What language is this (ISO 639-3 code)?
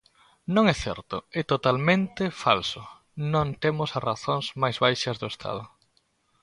glg